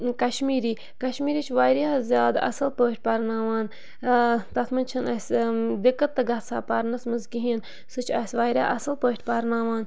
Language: Kashmiri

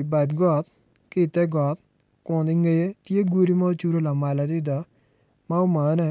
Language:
Acoli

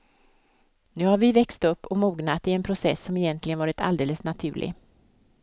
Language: Swedish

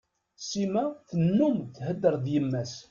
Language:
Kabyle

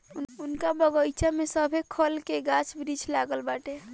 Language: Bhojpuri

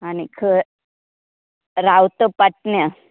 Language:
Konkani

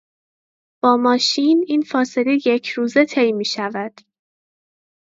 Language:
Persian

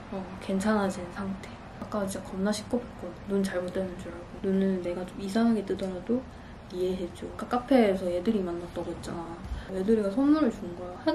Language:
Korean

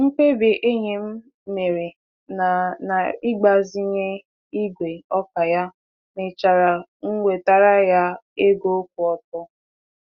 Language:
Igbo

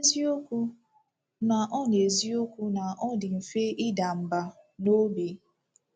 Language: Igbo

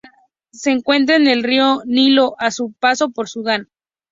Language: Spanish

